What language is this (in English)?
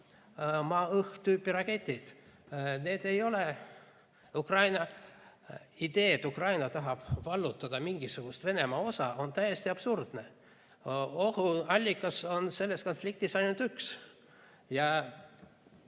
Estonian